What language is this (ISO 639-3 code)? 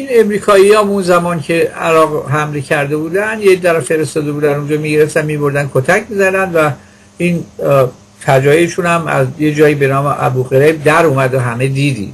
fas